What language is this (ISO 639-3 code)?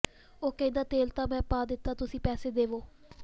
pan